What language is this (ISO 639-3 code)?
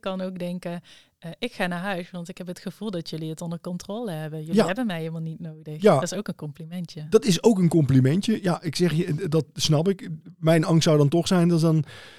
nld